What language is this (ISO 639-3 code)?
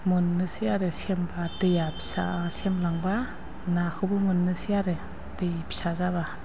brx